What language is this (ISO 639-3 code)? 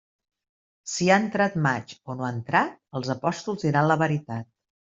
cat